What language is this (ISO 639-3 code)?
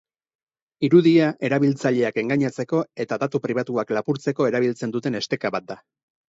eus